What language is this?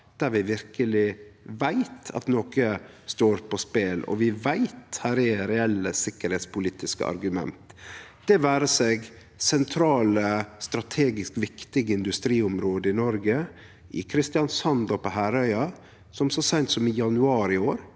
Norwegian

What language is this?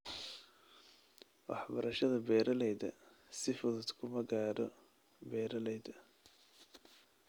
Somali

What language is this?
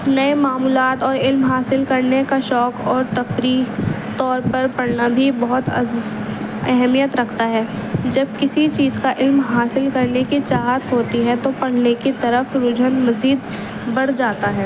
Urdu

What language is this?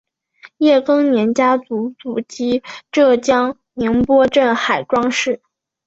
Chinese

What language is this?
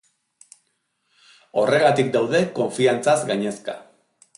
Basque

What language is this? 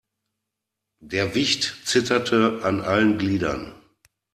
German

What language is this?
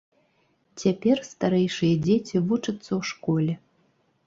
Belarusian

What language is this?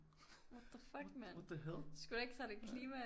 Danish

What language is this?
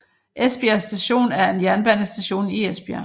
Danish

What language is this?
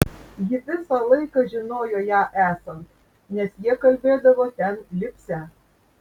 Lithuanian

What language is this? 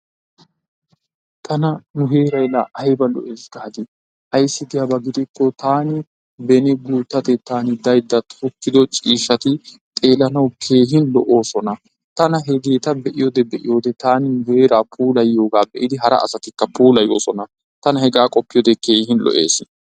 Wolaytta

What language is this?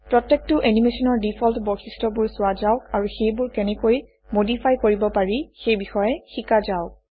Assamese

